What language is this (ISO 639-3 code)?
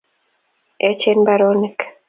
kln